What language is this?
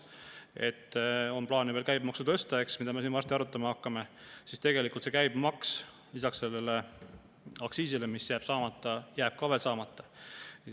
Estonian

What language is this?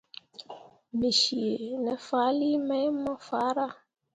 Mundang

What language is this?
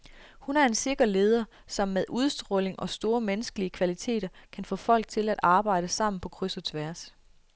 Danish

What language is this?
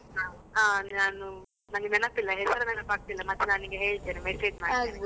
Kannada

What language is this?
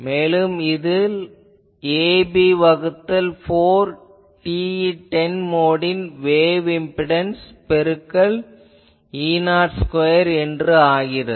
Tamil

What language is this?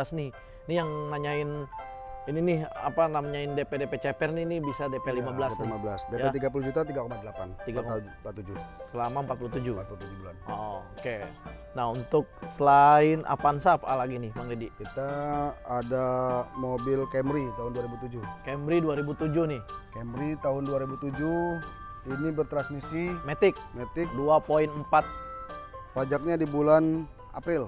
Indonesian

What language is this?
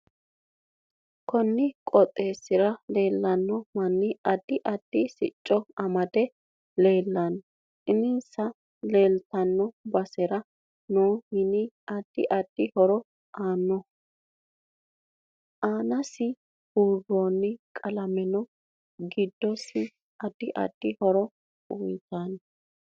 Sidamo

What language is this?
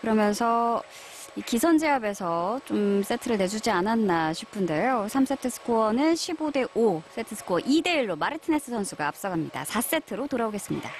Korean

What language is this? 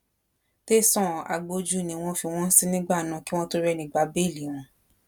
Yoruba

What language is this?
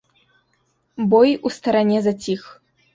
Belarusian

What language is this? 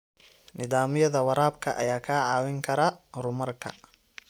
Somali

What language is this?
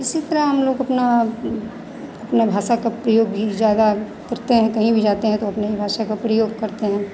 Hindi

